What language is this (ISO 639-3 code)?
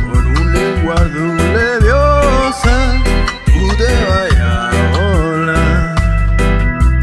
spa